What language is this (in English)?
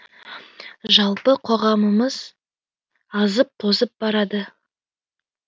Kazakh